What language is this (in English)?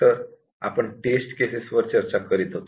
Marathi